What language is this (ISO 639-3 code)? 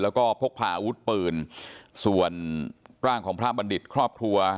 tha